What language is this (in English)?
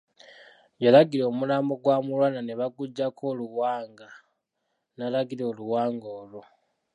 Ganda